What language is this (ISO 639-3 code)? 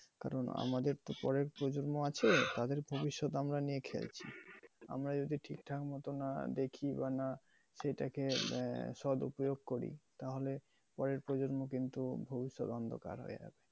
ben